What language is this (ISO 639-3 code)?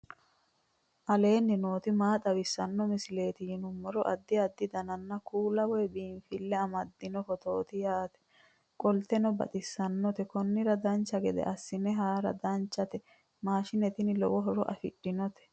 sid